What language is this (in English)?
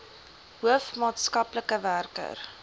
Afrikaans